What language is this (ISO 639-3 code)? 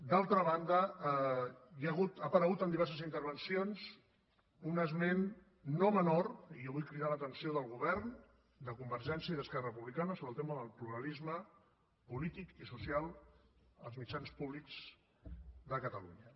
cat